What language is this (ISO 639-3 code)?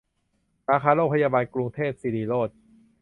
tha